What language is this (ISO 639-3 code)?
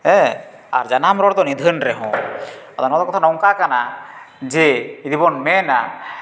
sat